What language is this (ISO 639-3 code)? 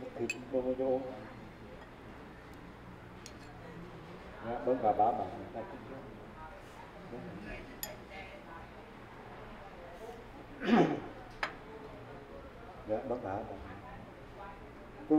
vie